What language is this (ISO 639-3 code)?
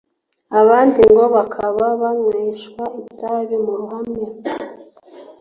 kin